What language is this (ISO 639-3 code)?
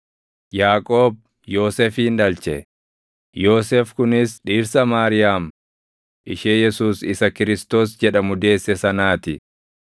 orm